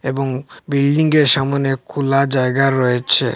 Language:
Bangla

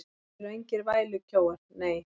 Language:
Icelandic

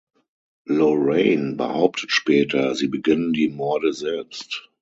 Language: German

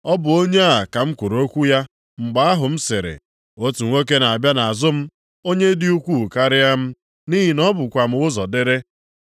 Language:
Igbo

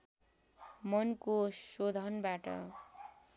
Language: Nepali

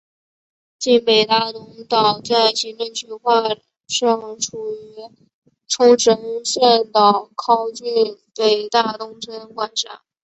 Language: Chinese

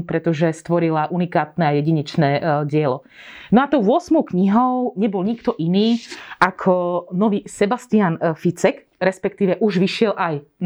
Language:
Slovak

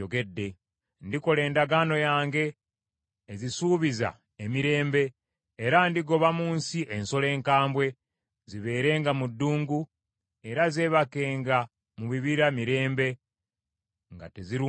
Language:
Ganda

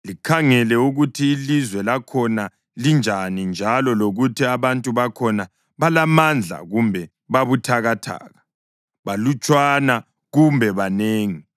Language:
North Ndebele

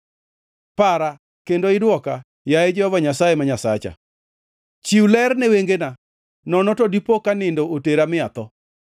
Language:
Luo (Kenya and Tanzania)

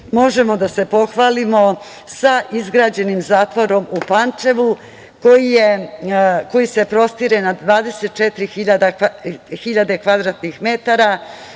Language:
Serbian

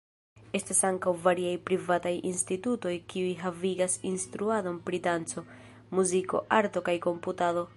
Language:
Esperanto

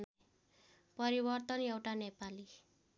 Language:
Nepali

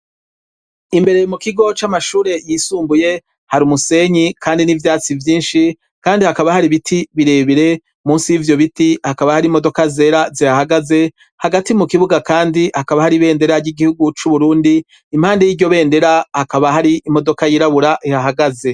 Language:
Rundi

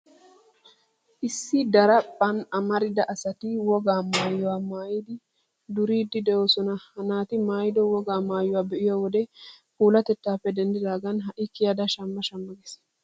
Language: Wolaytta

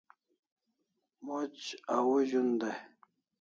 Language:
Kalasha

